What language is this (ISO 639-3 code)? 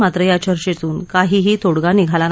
mar